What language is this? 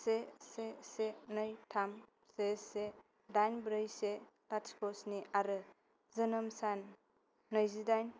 Bodo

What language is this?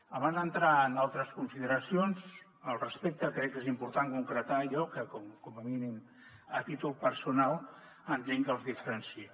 Catalan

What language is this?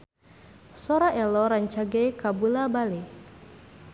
Sundanese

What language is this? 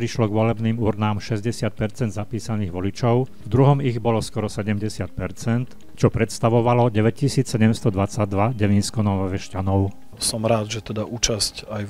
Slovak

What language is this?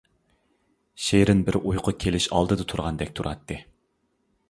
Uyghur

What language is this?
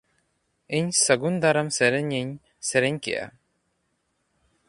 Santali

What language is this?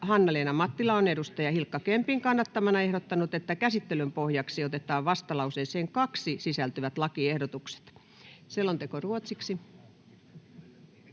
Finnish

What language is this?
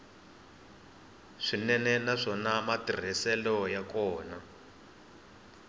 Tsonga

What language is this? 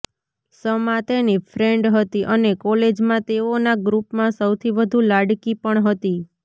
Gujarati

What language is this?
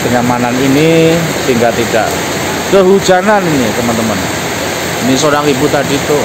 Indonesian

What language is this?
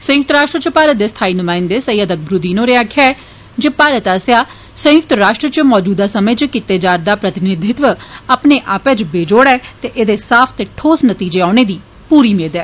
Dogri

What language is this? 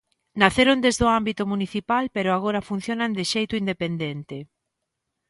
Galician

